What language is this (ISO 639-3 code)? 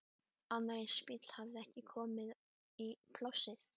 isl